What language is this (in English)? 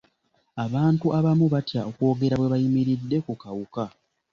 Ganda